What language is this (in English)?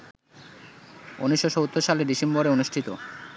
Bangla